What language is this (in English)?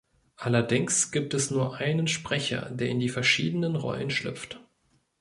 German